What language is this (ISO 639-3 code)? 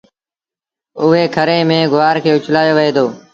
sbn